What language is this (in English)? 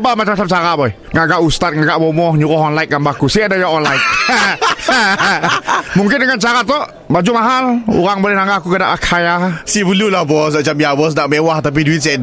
Malay